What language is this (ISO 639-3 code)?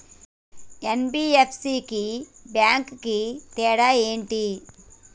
tel